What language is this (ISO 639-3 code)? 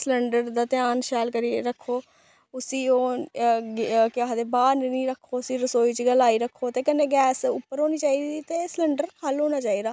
doi